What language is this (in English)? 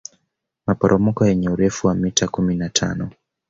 Swahili